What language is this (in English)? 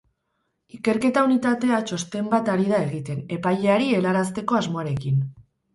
Basque